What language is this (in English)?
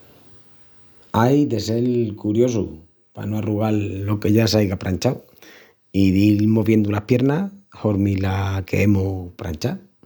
Extremaduran